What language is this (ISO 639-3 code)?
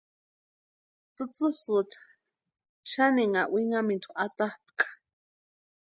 pua